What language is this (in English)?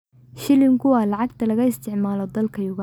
Somali